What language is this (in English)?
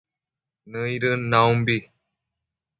Matsés